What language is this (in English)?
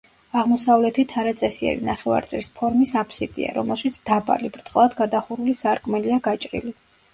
Georgian